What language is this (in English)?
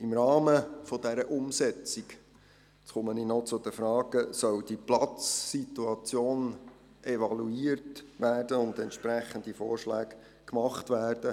Swiss German